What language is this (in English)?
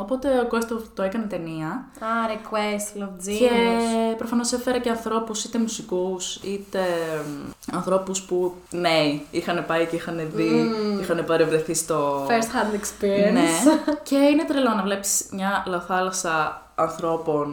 Greek